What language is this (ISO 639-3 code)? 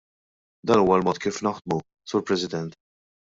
mlt